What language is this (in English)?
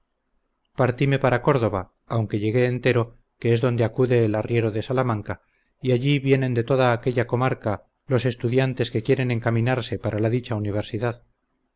Spanish